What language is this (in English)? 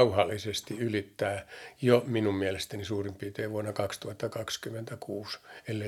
Finnish